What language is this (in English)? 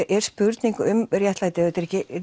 Icelandic